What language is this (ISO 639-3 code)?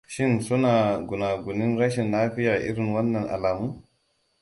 hau